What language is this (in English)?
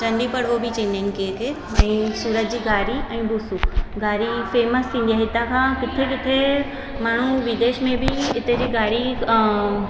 Sindhi